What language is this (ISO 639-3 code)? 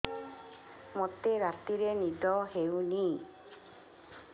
ori